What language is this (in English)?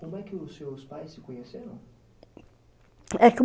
Portuguese